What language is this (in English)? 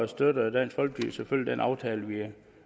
Danish